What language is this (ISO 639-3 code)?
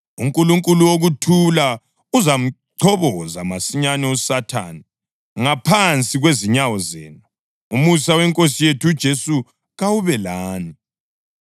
nde